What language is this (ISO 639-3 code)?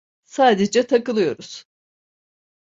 tur